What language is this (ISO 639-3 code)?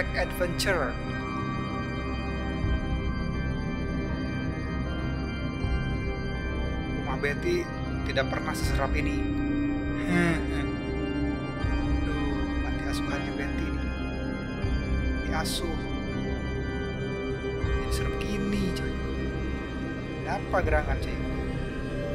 ind